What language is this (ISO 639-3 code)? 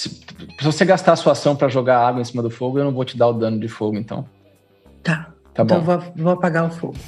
por